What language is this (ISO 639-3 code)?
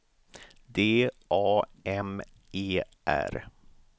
swe